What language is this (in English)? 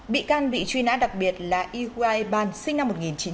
Vietnamese